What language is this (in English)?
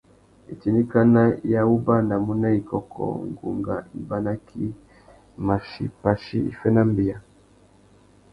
Tuki